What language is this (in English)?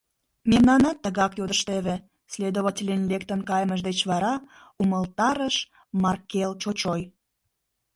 Mari